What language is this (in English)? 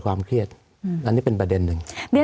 Thai